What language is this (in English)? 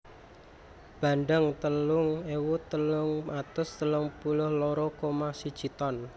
Javanese